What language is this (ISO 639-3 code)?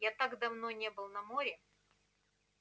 rus